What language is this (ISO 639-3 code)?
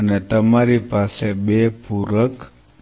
guj